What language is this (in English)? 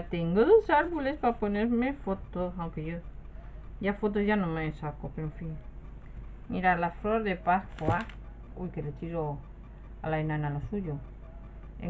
Spanish